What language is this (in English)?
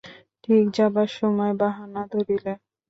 Bangla